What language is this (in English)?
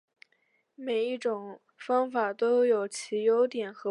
Chinese